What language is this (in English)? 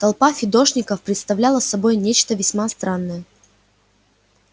Russian